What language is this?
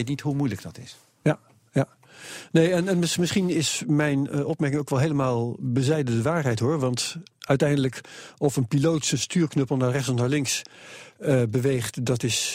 Dutch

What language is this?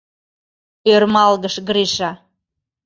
Mari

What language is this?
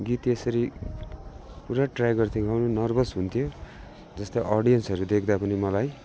Nepali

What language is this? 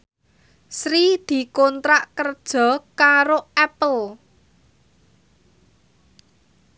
Javanese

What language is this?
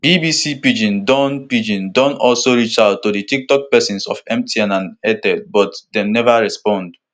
Nigerian Pidgin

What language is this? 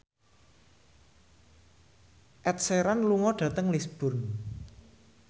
Javanese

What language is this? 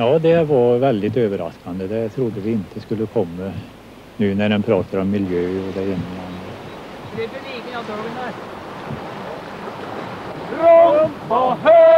Swedish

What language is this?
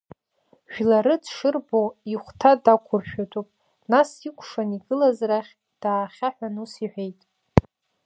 Abkhazian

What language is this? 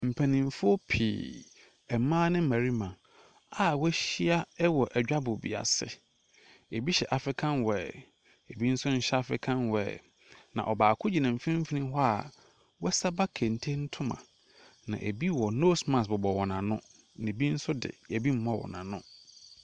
Akan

